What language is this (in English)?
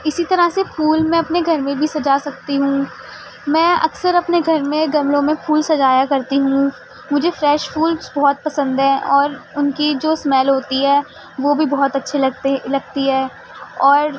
Urdu